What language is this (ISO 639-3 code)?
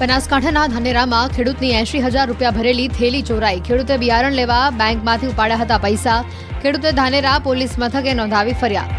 hin